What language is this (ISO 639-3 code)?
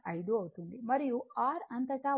tel